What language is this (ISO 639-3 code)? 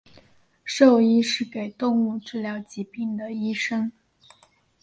zho